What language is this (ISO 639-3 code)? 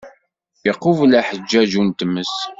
kab